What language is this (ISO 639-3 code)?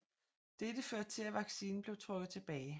dan